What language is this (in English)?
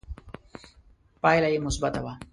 Pashto